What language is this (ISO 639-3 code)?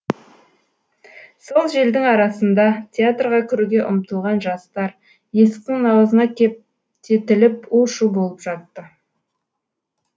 kaz